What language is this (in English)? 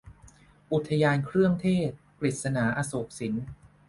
Thai